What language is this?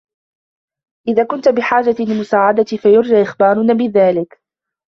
Arabic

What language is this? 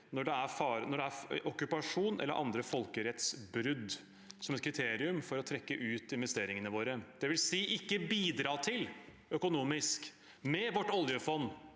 Norwegian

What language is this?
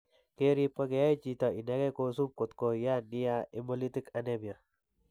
Kalenjin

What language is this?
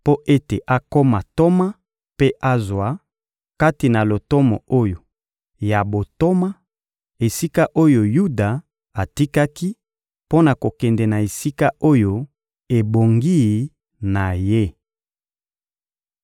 Lingala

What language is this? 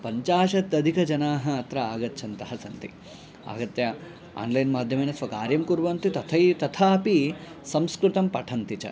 Sanskrit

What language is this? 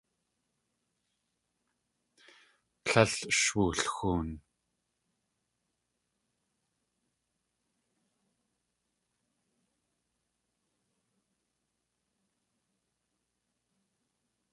Tlingit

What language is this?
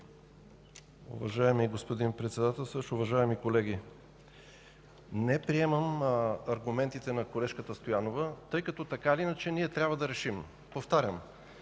Bulgarian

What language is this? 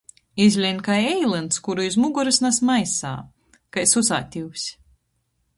Latgalian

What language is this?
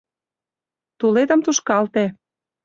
Mari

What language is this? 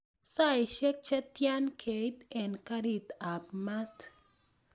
Kalenjin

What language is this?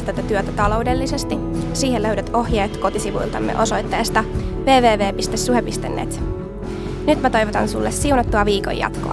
Finnish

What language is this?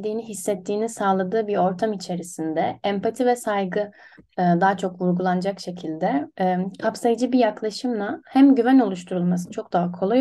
Turkish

